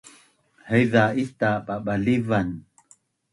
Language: Bunun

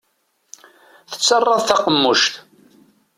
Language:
Kabyle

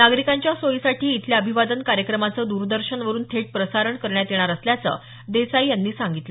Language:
Marathi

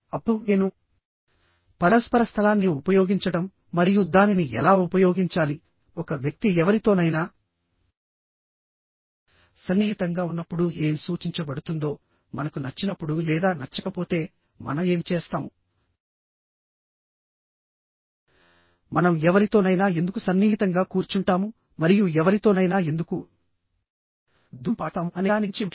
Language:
Telugu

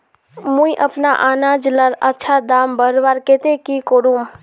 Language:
Magahi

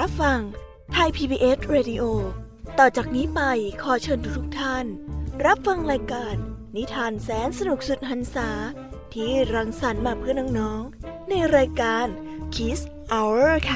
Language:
Thai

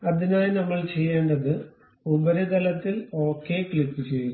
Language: Malayalam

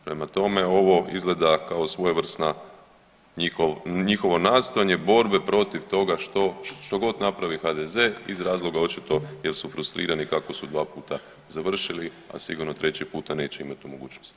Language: Croatian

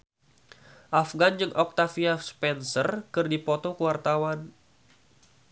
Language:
Sundanese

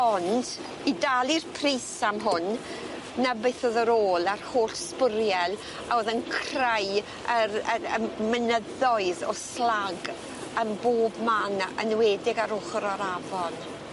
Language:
Welsh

